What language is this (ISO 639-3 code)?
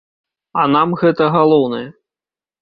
bel